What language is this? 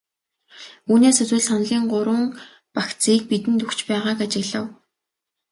Mongolian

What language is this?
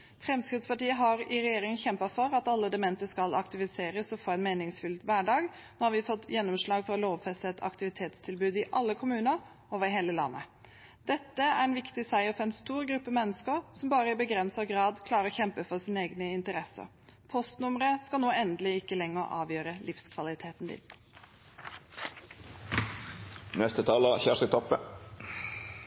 Norwegian Bokmål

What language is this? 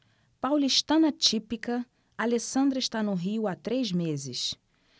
Portuguese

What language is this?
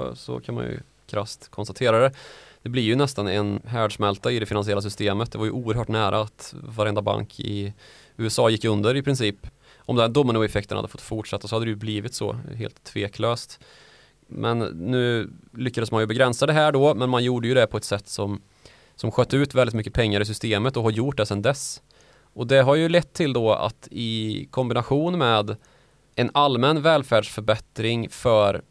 Swedish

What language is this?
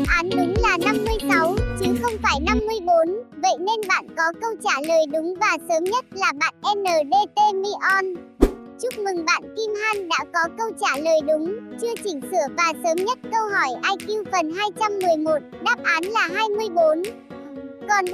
Vietnamese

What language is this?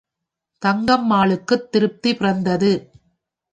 Tamil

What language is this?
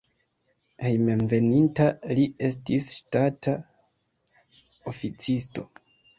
Esperanto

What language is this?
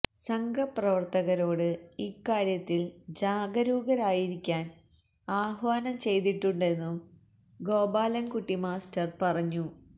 Malayalam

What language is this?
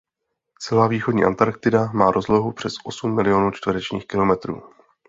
Czech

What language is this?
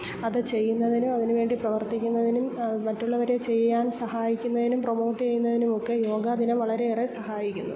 Malayalam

